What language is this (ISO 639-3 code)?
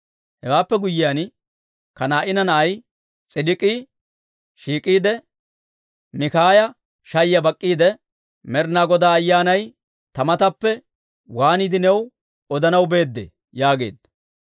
dwr